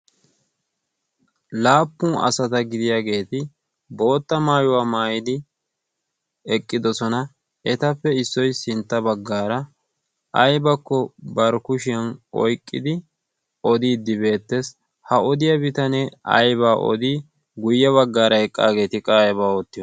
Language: Wolaytta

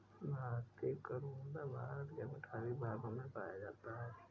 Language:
Hindi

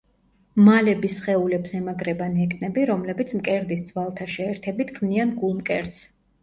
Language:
Georgian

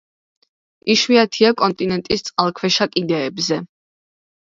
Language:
Georgian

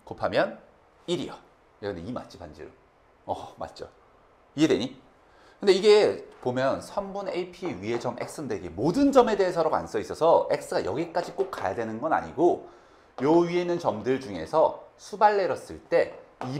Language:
Korean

